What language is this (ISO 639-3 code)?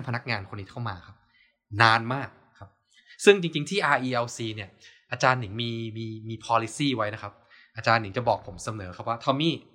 tha